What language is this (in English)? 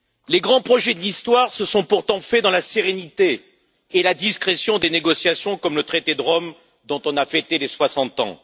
French